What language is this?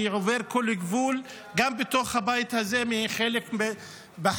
Hebrew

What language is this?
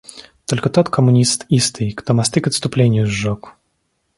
Russian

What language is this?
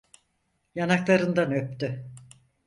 Turkish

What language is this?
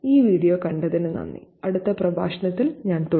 Malayalam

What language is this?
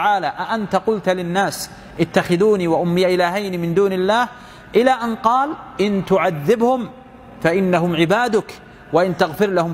Arabic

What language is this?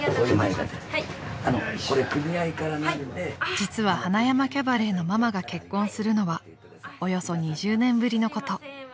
Japanese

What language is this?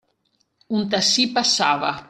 Italian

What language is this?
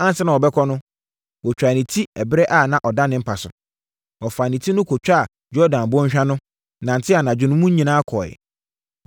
Akan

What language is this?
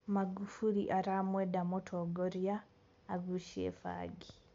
Kikuyu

